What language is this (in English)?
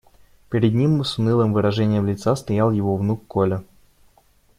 Russian